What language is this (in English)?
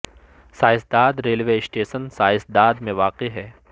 Urdu